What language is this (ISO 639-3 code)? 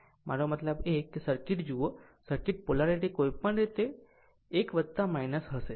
guj